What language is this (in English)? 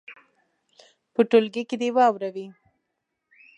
Pashto